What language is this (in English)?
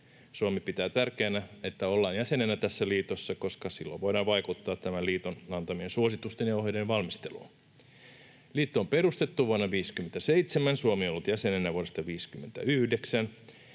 Finnish